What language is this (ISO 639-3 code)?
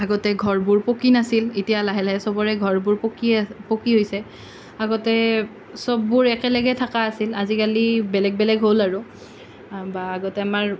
asm